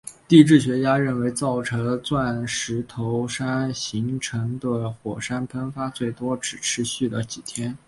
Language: Chinese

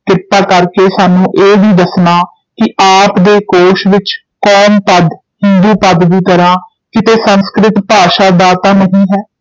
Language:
Punjabi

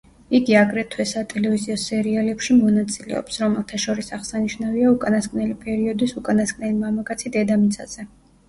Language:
Georgian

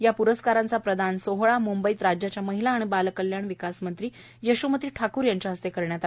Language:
Marathi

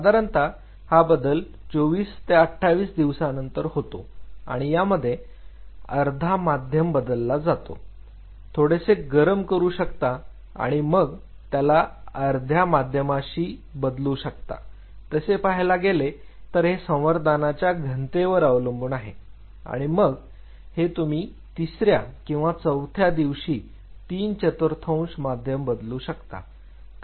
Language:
Marathi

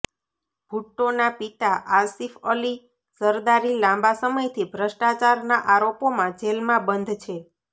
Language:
Gujarati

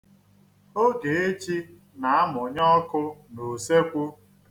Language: Igbo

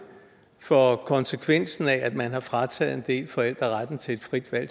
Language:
Danish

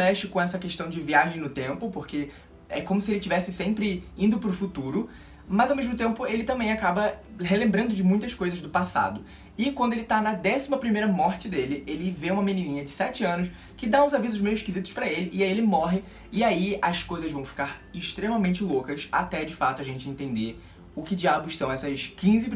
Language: Portuguese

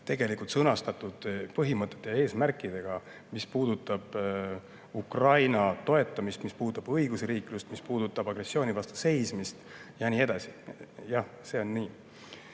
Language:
Estonian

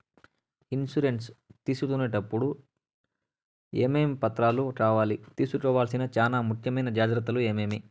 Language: Telugu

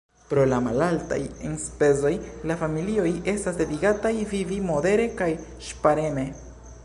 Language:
Esperanto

